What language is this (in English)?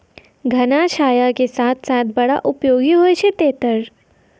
Maithili